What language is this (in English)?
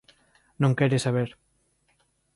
Galician